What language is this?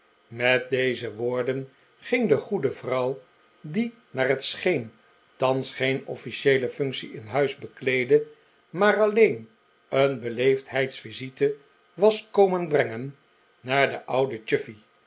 Dutch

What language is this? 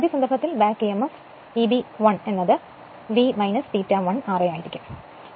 Malayalam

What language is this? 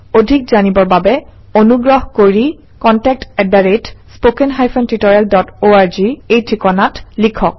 Assamese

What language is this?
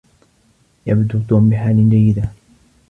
Arabic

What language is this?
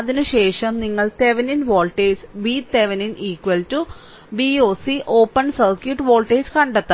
Malayalam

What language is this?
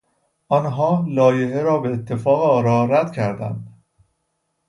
Persian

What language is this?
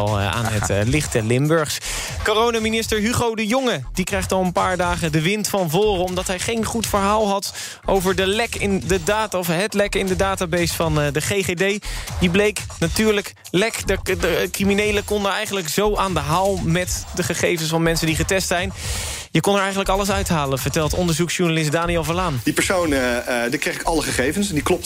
Dutch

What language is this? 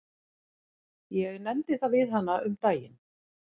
Icelandic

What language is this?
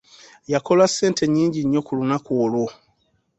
Ganda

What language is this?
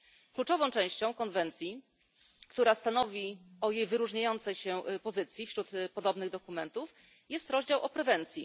Polish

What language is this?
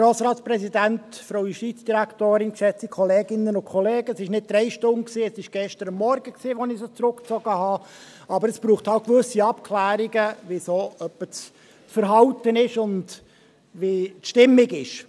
Swiss German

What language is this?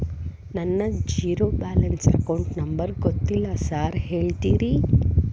Kannada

